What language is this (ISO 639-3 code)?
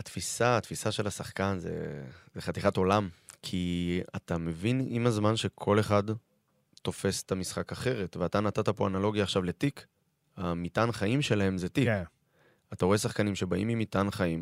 heb